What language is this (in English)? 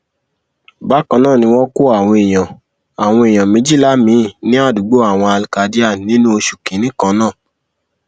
Yoruba